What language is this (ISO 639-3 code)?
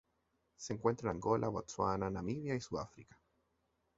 spa